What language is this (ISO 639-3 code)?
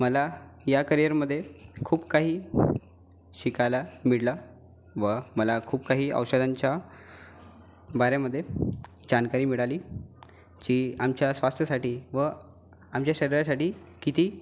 mar